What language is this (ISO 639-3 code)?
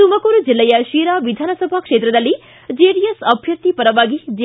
kan